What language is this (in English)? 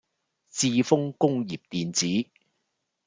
Cantonese